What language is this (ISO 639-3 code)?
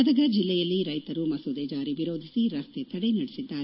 kan